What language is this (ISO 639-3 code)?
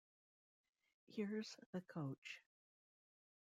eng